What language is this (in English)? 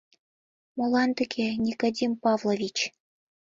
Mari